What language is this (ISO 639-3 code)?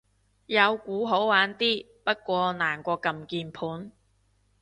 yue